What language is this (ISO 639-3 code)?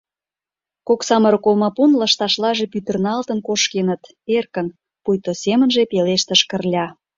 chm